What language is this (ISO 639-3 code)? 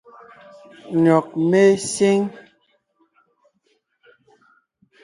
nnh